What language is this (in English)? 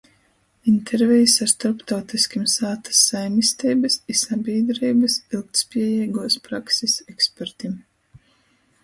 Latgalian